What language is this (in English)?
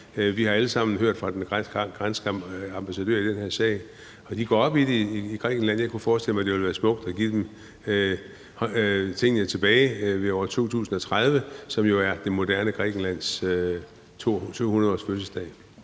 Danish